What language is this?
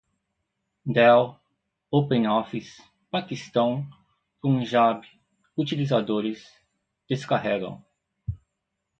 Portuguese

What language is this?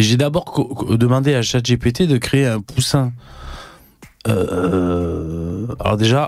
French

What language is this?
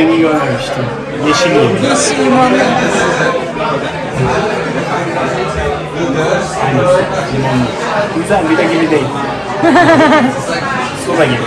Turkish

